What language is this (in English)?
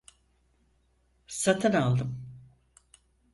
Turkish